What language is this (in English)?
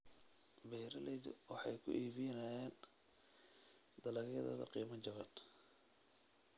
Somali